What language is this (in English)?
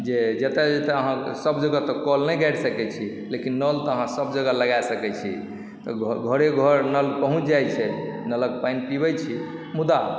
Maithili